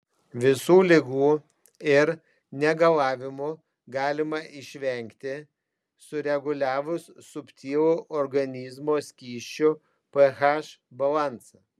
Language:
Lithuanian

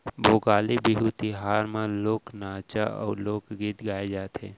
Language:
Chhattisgarhi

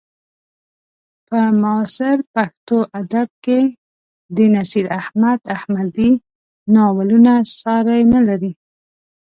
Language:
Pashto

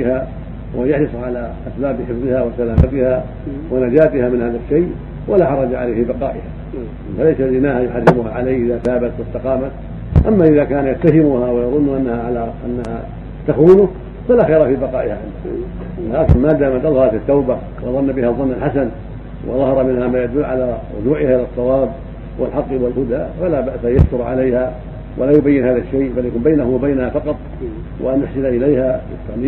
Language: Arabic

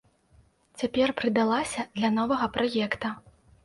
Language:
Belarusian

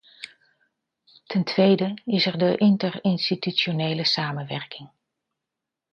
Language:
Dutch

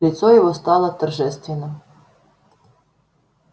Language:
Russian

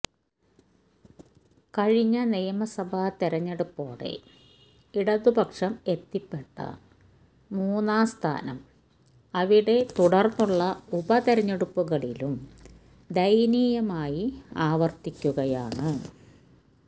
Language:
Malayalam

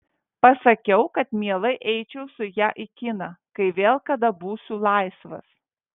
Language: Lithuanian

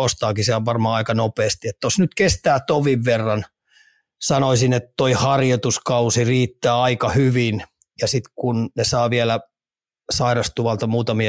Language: Finnish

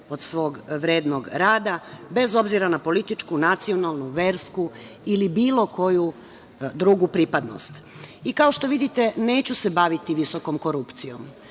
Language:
Serbian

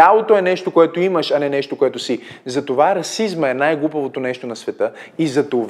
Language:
Bulgarian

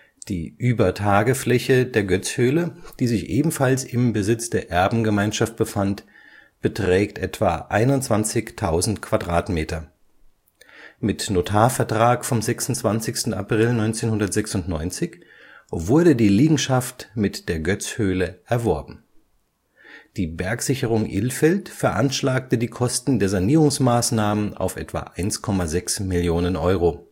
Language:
German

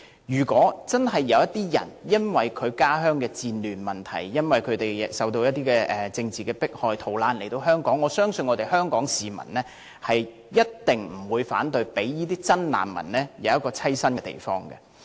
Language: Cantonese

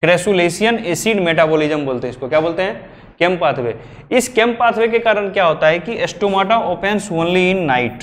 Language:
Hindi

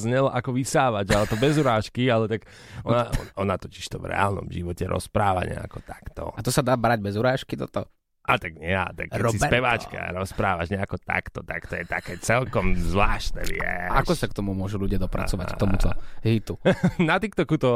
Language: Slovak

